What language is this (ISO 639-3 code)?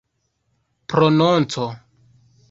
epo